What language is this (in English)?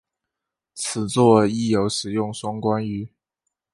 Chinese